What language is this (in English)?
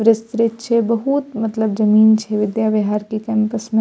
Maithili